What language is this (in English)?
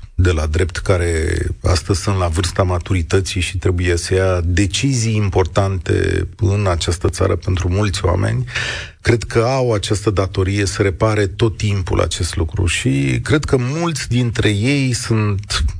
Romanian